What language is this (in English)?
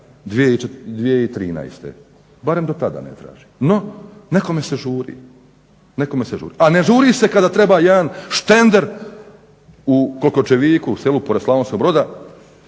Croatian